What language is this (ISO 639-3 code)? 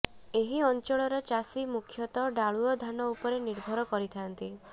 ori